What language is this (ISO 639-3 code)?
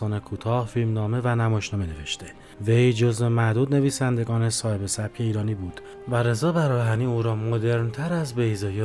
fas